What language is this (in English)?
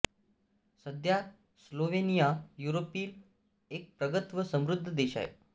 Marathi